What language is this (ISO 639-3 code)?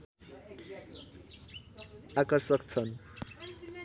nep